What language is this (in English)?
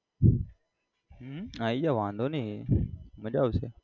Gujarati